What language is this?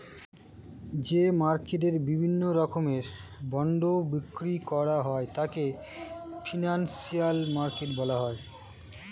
Bangla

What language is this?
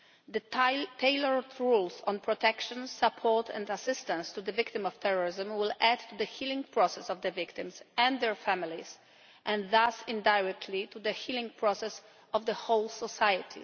English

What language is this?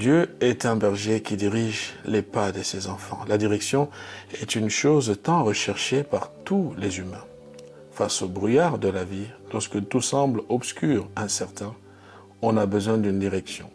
French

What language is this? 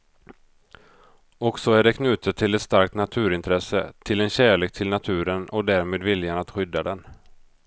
Swedish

